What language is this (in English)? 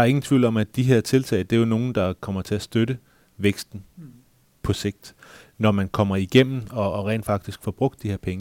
Danish